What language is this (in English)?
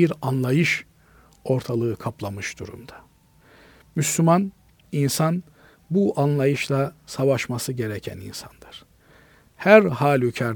Turkish